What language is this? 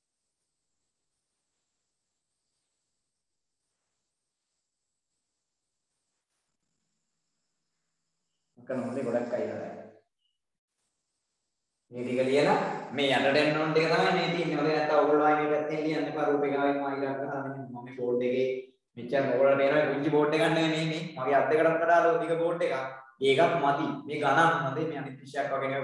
Indonesian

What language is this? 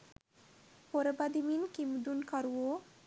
Sinhala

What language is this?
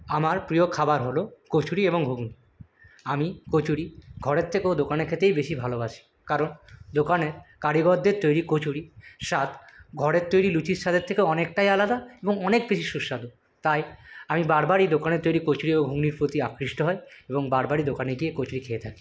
Bangla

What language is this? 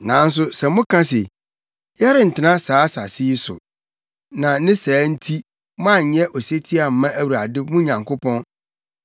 Akan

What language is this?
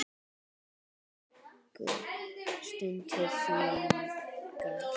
Icelandic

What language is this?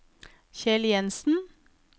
Norwegian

